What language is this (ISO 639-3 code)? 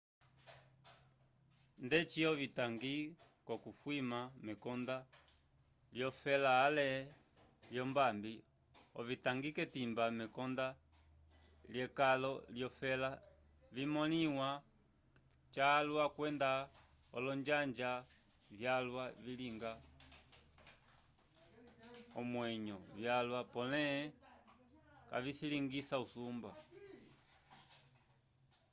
umb